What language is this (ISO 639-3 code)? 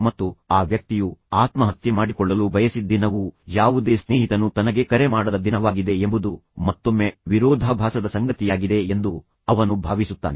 kan